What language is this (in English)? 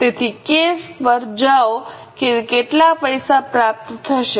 Gujarati